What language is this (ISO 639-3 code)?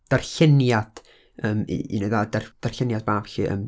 cym